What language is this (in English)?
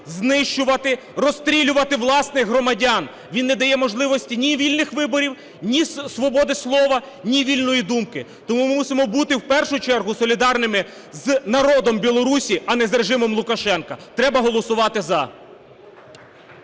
Ukrainian